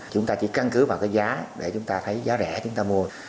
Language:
Vietnamese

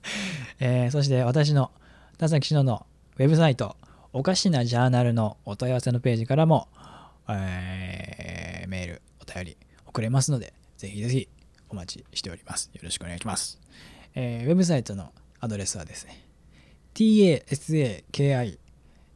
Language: Japanese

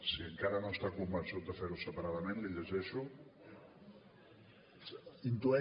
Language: Catalan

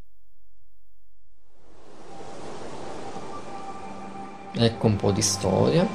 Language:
Italian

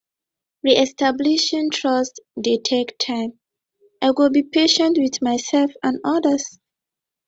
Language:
Nigerian Pidgin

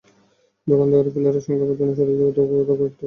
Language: Bangla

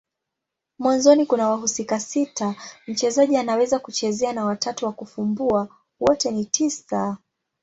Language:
Swahili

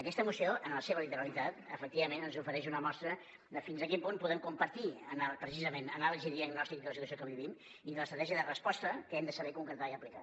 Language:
Catalan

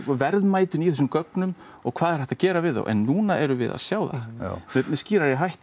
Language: Icelandic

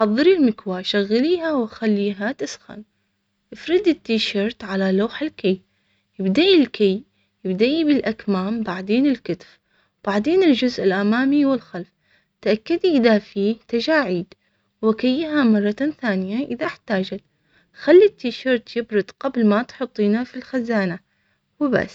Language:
Omani Arabic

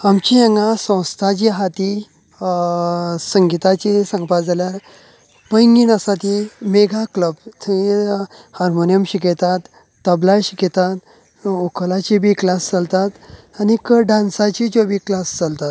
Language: Konkani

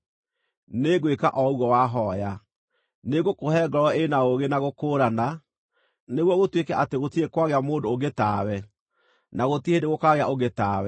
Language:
Kikuyu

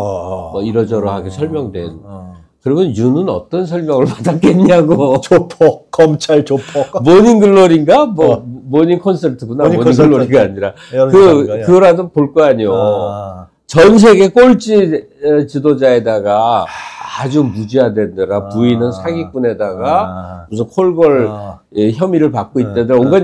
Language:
Korean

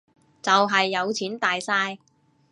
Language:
Cantonese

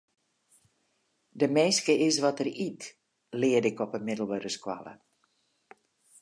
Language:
Western Frisian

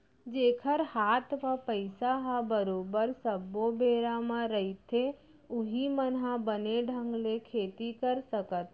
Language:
Chhattisgarhi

